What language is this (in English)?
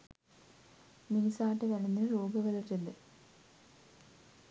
Sinhala